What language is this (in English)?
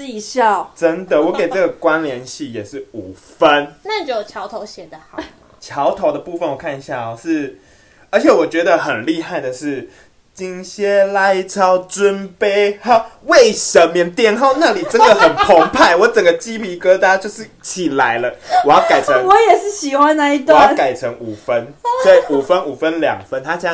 Chinese